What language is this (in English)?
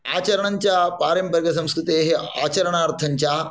Sanskrit